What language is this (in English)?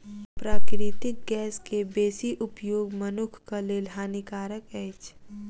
Maithili